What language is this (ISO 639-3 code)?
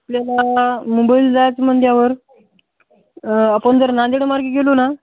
mar